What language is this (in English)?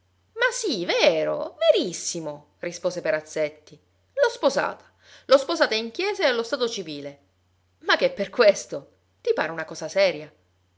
Italian